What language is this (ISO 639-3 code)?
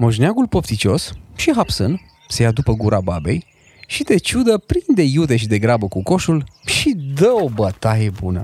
ron